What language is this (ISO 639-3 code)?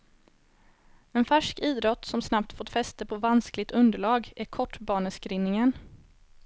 swe